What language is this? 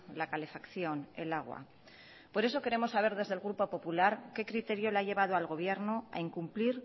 Spanish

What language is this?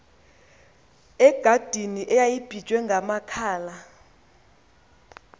Xhosa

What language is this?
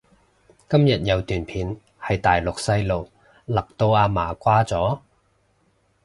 Cantonese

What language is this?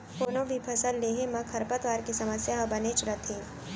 Chhattisgarhi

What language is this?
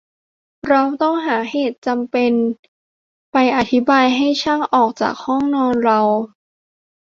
Thai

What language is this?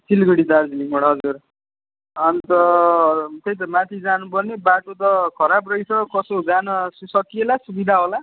Nepali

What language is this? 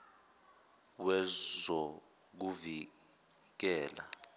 Zulu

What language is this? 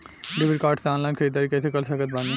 Bhojpuri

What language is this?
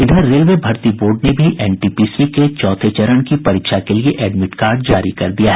Hindi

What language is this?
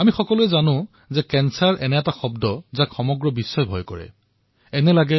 Assamese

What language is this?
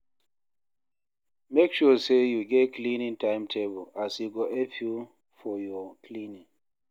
Nigerian Pidgin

